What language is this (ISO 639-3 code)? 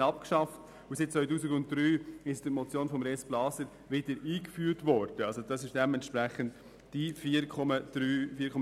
gsw